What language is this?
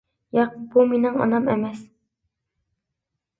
Uyghur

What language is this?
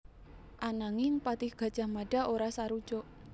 Javanese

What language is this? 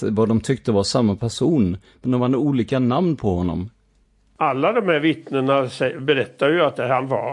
Swedish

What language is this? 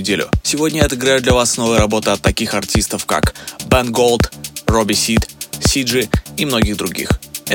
Russian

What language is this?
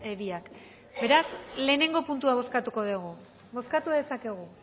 Basque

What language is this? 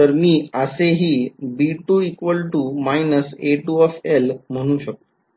Marathi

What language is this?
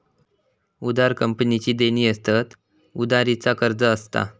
Marathi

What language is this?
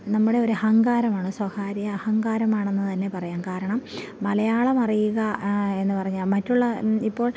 Malayalam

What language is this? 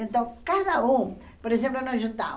Portuguese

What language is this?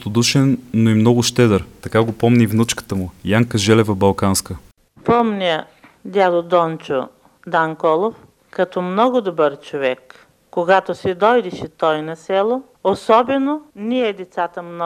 Bulgarian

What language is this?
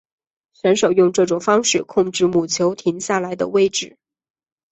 Chinese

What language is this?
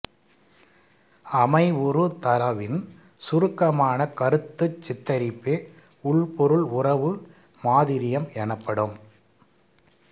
Tamil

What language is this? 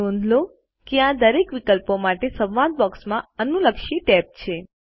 Gujarati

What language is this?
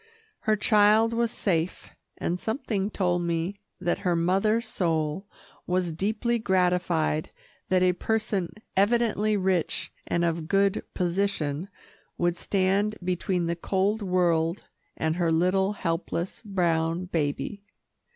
English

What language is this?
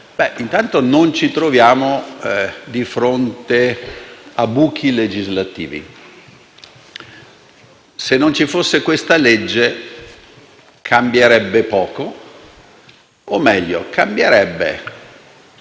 Italian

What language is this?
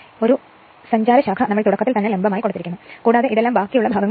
Malayalam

